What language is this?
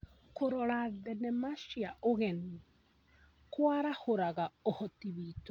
Kikuyu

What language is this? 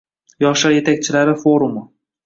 Uzbek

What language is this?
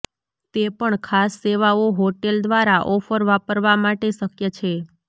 Gujarati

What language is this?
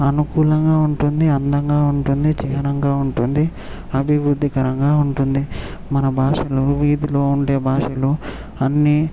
Telugu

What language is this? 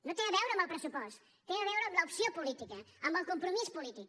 Catalan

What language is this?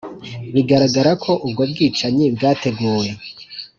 Kinyarwanda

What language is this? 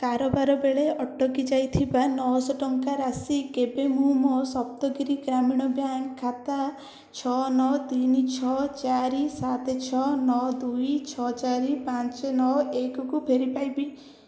Odia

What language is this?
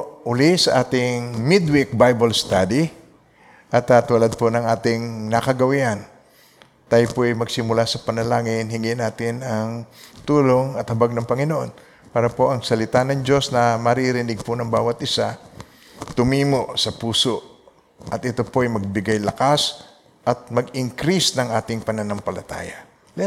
Filipino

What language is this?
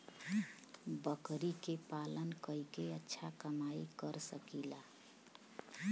Bhojpuri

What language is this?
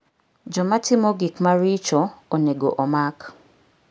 Luo (Kenya and Tanzania)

